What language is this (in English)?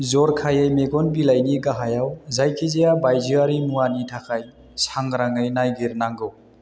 Bodo